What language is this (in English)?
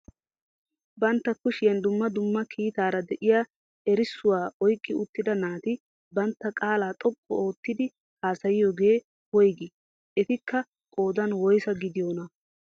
Wolaytta